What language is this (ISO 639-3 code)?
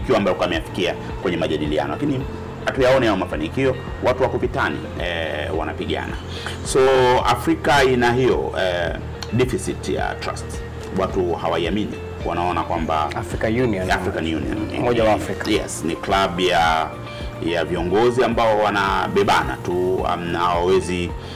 swa